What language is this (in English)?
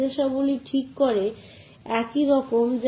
Bangla